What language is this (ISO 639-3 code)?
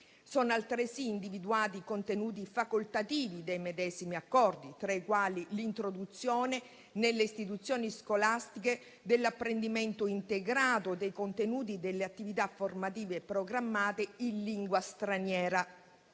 ita